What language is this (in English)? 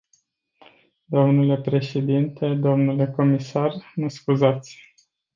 Romanian